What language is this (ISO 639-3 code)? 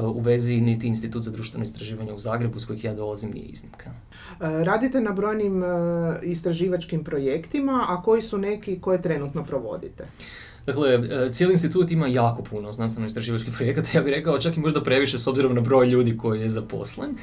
hrv